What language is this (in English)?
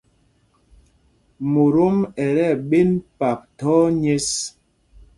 Mpumpong